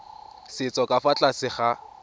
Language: Tswana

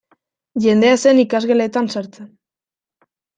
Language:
Basque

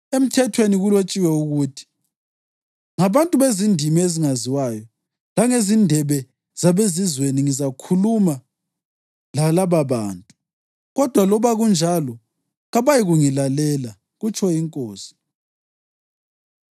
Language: North Ndebele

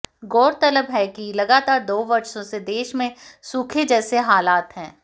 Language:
Hindi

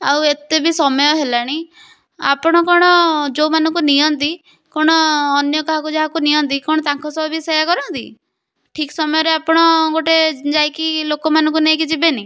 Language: Odia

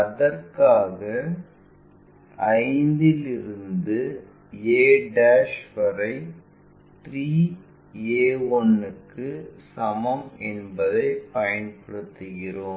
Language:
Tamil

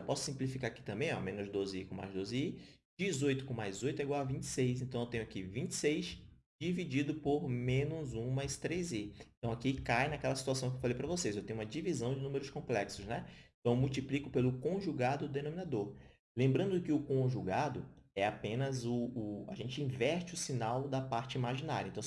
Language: Portuguese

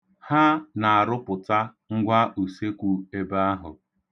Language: Igbo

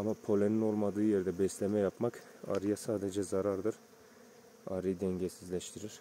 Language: Turkish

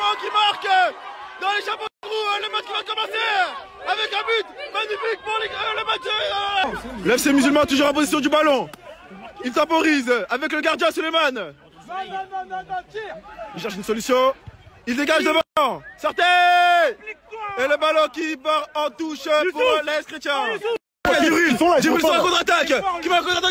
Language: French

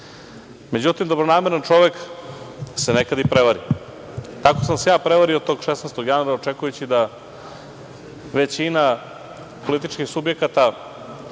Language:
Serbian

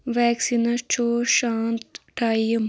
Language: Kashmiri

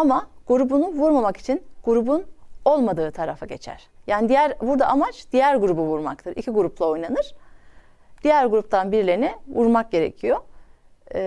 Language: Turkish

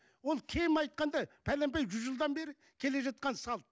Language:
Kazakh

